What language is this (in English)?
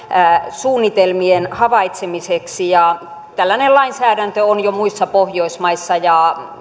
Finnish